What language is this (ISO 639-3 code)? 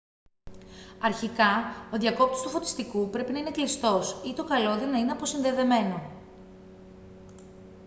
ell